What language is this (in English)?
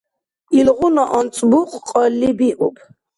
Dargwa